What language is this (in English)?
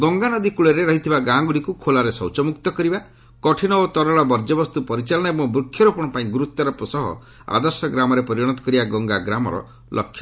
Odia